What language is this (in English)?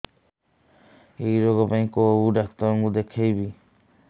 Odia